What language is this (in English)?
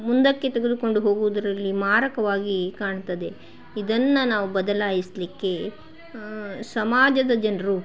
Kannada